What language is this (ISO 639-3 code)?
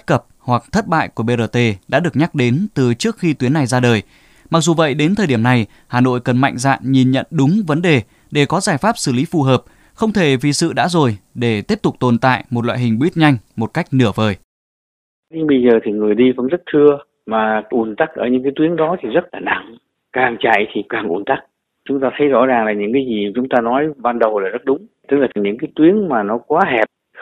vie